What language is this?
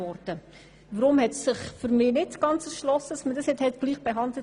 Swiss German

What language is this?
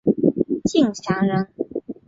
Chinese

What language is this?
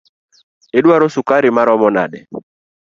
Luo (Kenya and Tanzania)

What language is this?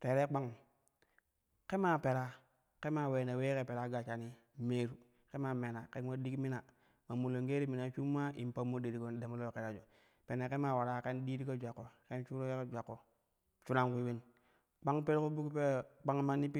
Kushi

